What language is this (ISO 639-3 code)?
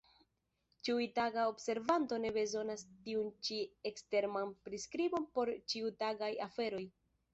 epo